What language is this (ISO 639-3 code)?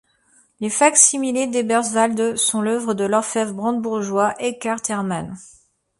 fra